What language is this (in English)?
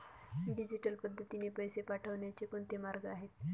Marathi